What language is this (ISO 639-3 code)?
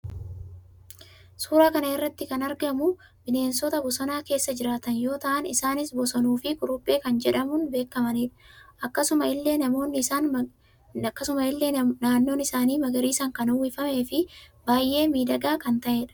orm